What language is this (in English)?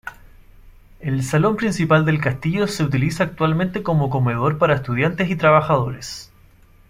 Spanish